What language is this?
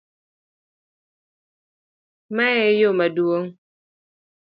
Luo (Kenya and Tanzania)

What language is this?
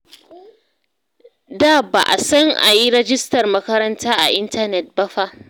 Hausa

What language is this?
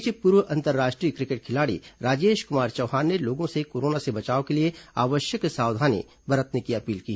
Hindi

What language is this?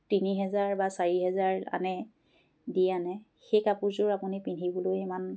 Assamese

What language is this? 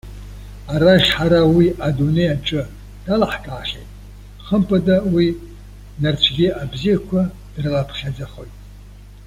Abkhazian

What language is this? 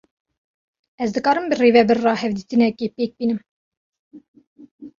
Kurdish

